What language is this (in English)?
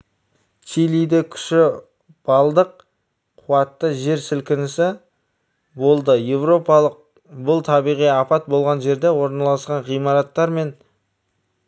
Kazakh